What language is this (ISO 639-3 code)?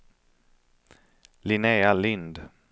swe